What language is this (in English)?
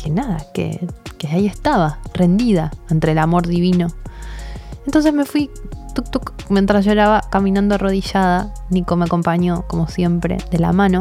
Spanish